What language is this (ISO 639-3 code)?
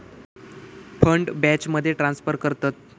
mar